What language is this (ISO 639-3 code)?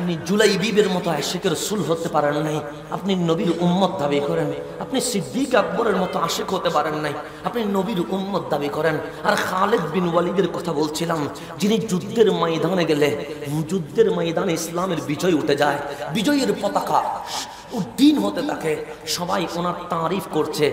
ara